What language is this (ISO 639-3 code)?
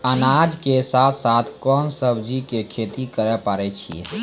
mai